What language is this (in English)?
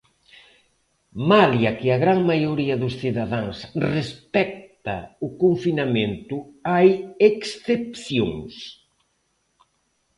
Galician